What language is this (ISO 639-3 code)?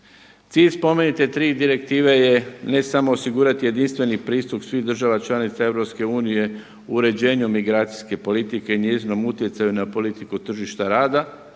hrv